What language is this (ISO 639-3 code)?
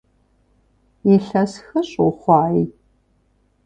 kbd